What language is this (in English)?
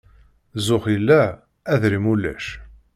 Kabyle